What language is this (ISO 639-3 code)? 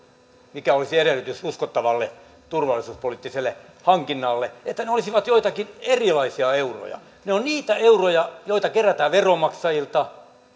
fin